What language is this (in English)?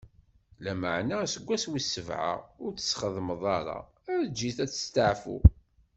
Kabyle